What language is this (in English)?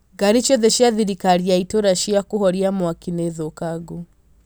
Kikuyu